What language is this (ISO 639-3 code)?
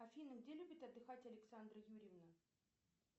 rus